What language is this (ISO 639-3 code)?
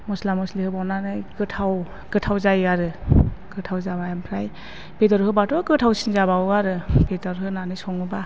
brx